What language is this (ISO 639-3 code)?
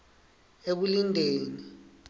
ssw